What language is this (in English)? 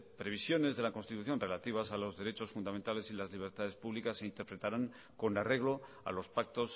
Spanish